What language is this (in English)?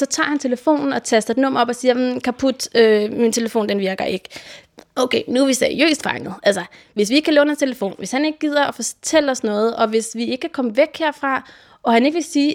Danish